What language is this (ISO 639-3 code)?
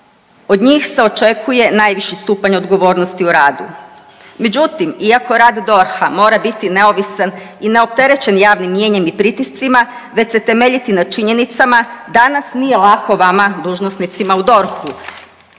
hrv